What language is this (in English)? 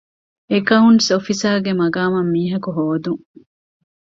Divehi